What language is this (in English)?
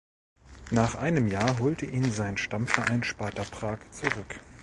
German